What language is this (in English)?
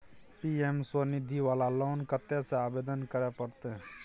Maithili